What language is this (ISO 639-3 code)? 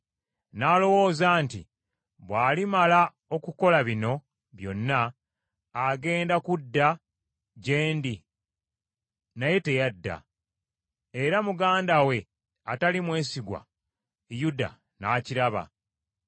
lug